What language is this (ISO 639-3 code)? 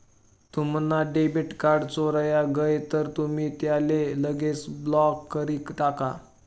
mar